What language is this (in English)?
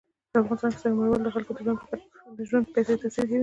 Pashto